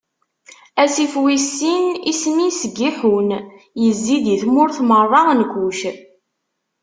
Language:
Kabyle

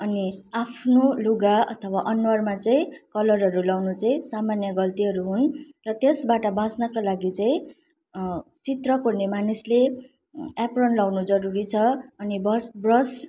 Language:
Nepali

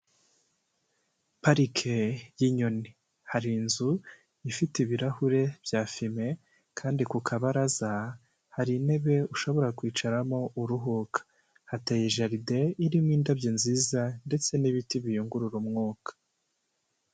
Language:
Kinyarwanda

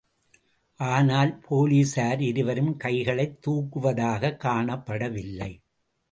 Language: Tamil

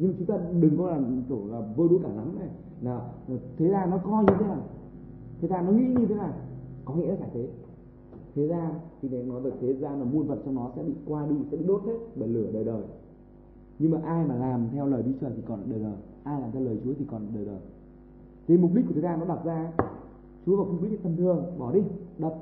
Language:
Vietnamese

